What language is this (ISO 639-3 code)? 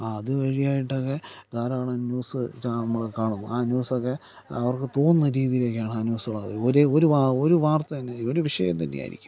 mal